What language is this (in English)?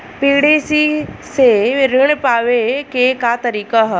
Bhojpuri